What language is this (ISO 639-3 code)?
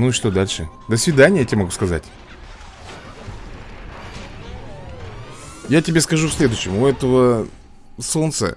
rus